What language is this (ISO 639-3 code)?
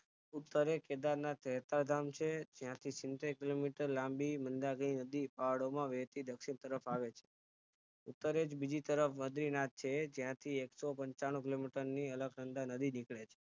guj